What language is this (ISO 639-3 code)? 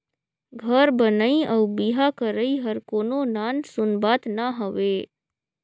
hne